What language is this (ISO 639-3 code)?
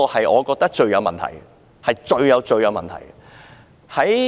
yue